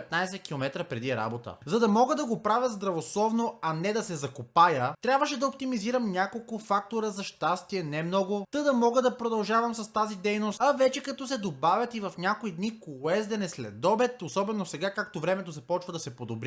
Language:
Bulgarian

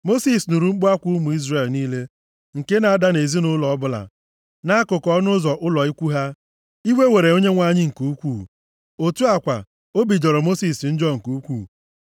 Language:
Igbo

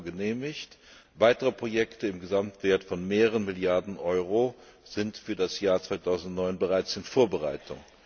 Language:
German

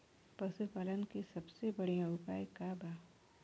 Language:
Bhojpuri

